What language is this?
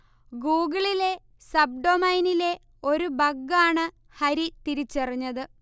Malayalam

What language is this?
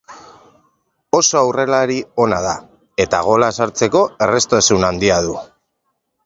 Basque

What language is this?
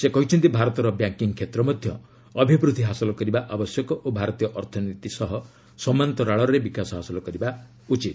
Odia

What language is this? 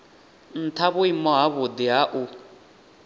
Venda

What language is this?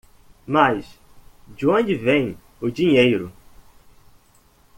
Portuguese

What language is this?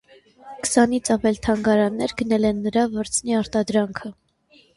Armenian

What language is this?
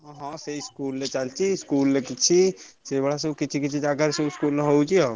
Odia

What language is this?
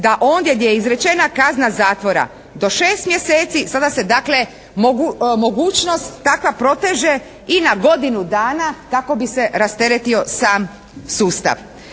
Croatian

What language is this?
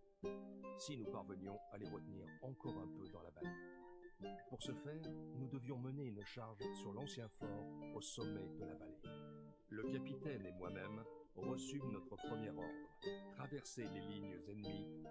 French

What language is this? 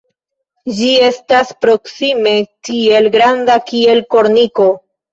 Esperanto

